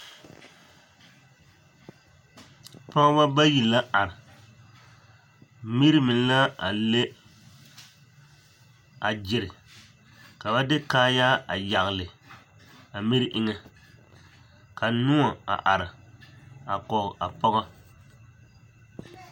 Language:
Southern Dagaare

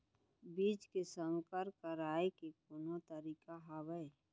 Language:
Chhattisgarhi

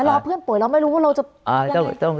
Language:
Thai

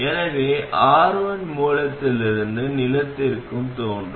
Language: Tamil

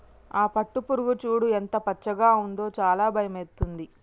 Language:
Telugu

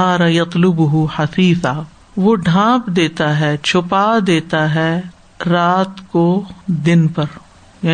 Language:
Urdu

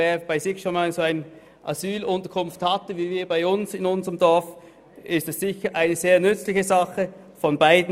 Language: Swiss German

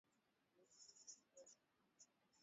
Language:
Swahili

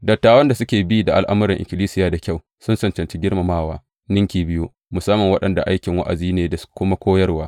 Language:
Hausa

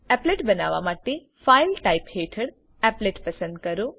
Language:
Gujarati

